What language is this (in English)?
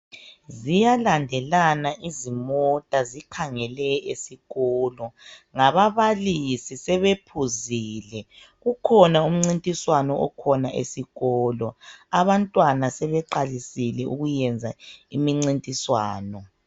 North Ndebele